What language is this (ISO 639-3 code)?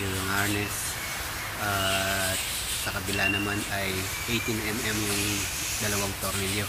fil